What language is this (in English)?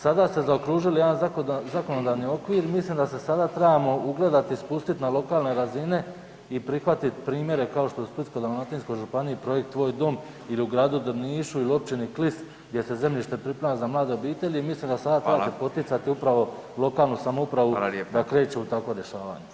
Croatian